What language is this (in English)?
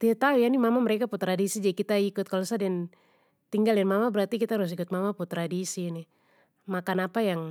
Papuan Malay